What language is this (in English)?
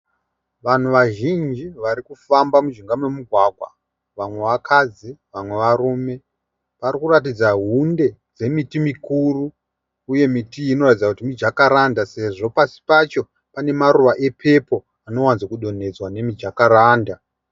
Shona